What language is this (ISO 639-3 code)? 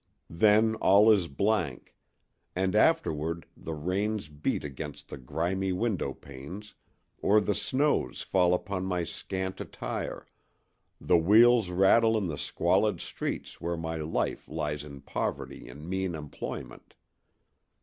eng